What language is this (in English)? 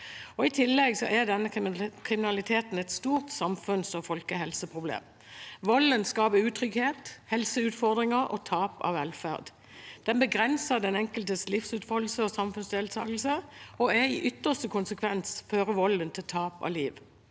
Norwegian